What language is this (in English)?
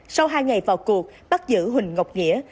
Vietnamese